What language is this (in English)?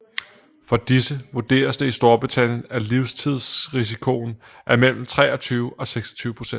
Danish